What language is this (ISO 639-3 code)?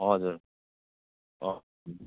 nep